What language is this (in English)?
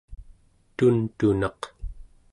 Central Yupik